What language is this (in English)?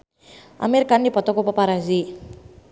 Sundanese